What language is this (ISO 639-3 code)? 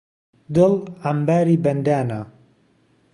ckb